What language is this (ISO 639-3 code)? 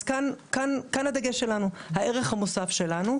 heb